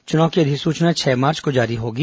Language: Hindi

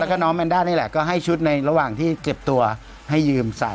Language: Thai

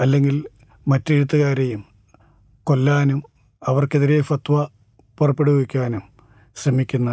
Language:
Malayalam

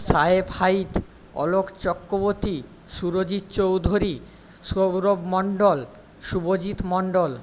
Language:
Bangla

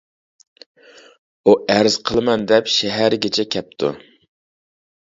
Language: Uyghur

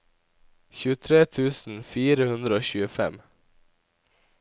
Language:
Norwegian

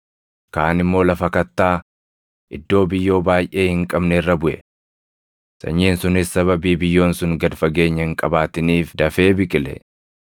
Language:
Oromo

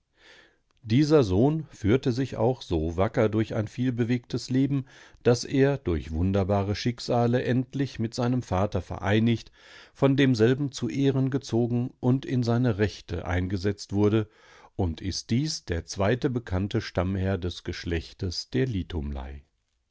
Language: German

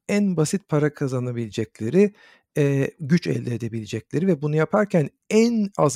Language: Turkish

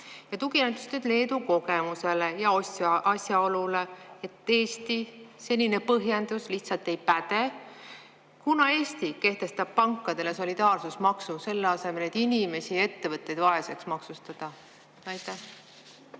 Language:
Estonian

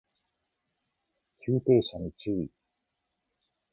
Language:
Japanese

